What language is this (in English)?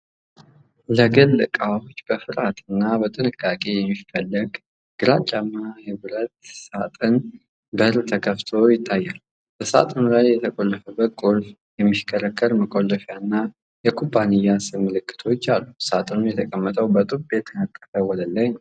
Amharic